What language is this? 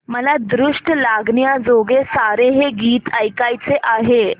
Marathi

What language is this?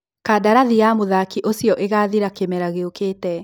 Kikuyu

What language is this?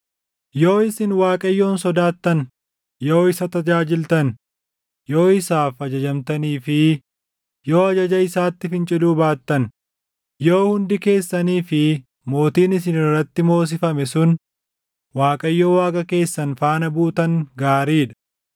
Oromo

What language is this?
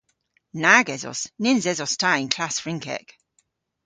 Cornish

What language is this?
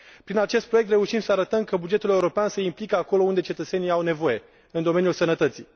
Romanian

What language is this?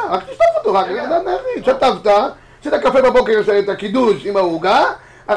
Hebrew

